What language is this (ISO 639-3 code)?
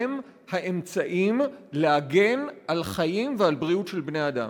heb